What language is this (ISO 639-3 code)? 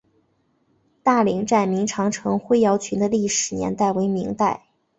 zho